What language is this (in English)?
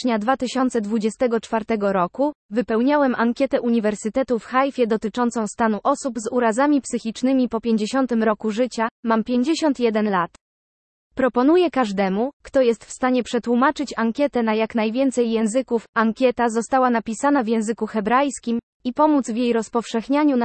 Polish